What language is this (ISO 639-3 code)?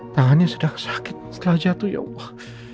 ind